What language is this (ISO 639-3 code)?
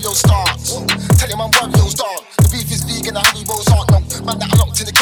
eng